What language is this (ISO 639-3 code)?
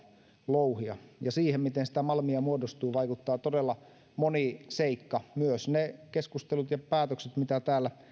fin